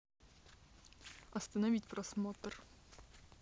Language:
Russian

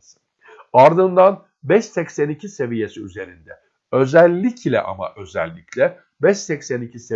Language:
Turkish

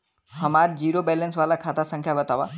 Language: Bhojpuri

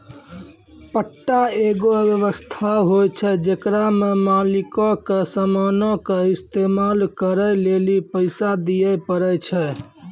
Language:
Maithili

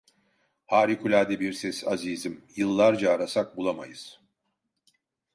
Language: Turkish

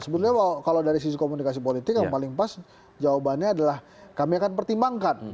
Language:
Indonesian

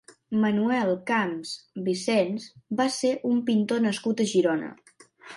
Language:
Catalan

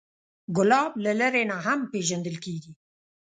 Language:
Pashto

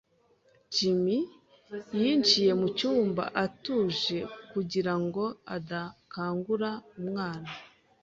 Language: Kinyarwanda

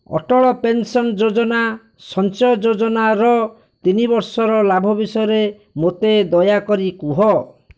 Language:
Odia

